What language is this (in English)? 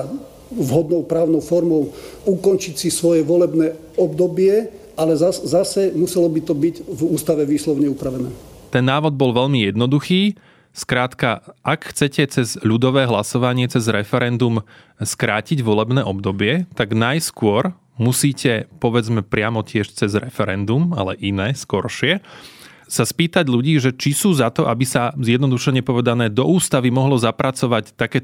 Slovak